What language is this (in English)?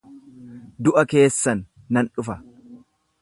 Oromo